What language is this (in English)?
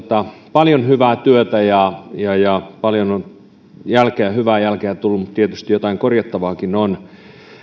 Finnish